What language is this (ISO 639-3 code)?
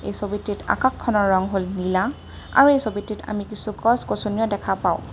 asm